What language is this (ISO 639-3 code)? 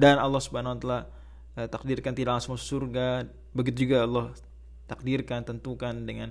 ind